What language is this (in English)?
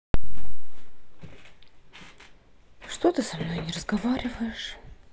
Russian